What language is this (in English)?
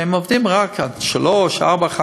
Hebrew